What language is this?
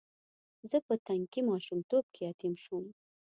Pashto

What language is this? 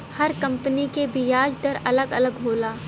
Bhojpuri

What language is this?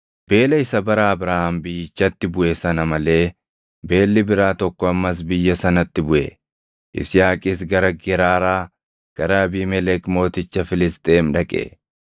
Oromo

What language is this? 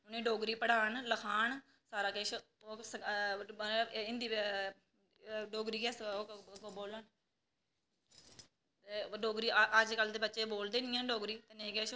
Dogri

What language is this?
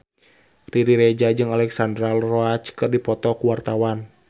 Sundanese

